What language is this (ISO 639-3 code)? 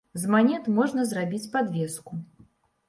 bel